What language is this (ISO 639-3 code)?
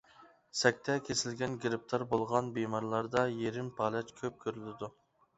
uig